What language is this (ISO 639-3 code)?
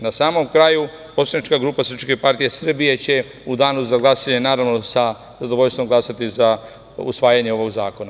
srp